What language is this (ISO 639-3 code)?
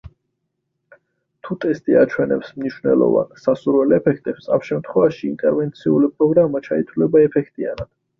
kat